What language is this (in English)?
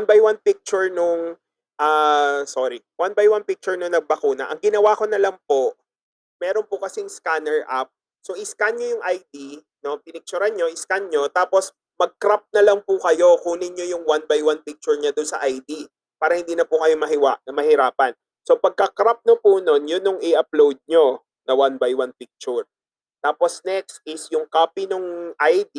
Filipino